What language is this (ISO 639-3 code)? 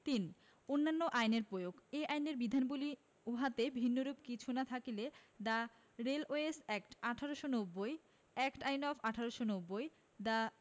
ben